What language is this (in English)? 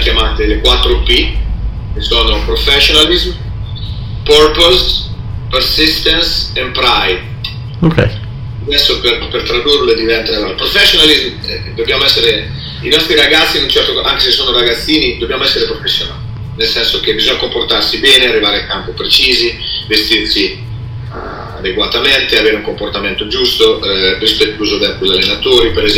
Italian